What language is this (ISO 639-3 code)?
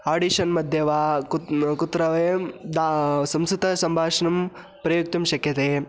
san